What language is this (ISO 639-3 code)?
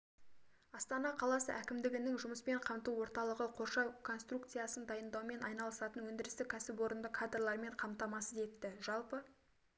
kaz